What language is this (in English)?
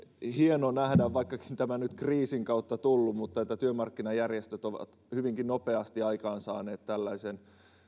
Finnish